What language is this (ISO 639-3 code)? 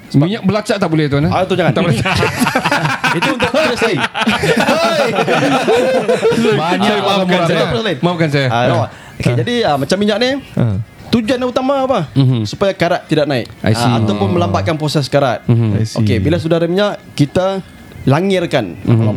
msa